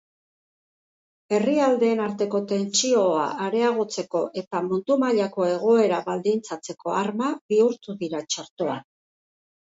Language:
Basque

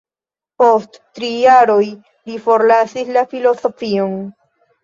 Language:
Esperanto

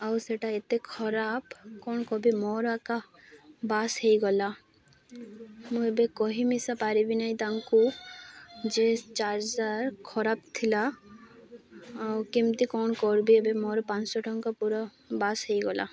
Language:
Odia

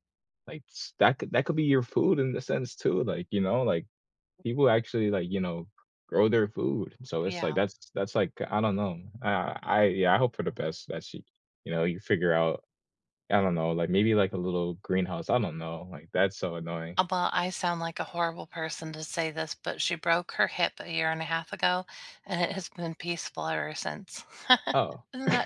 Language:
English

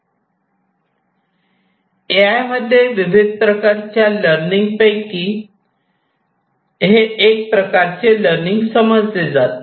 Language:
Marathi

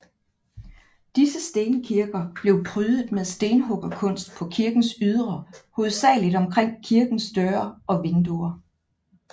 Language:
Danish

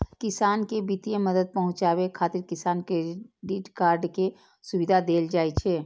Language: Maithili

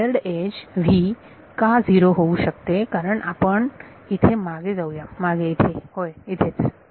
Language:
Marathi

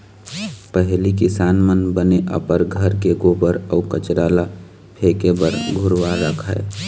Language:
Chhattisgarhi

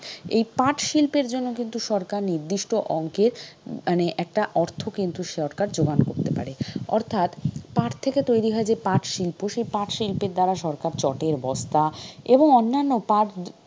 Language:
Bangla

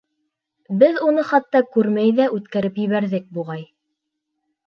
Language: Bashkir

